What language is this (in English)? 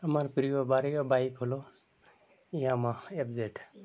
Bangla